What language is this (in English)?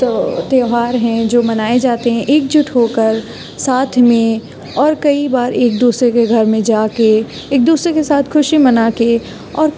Urdu